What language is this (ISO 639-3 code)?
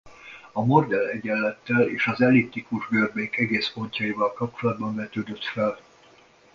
hun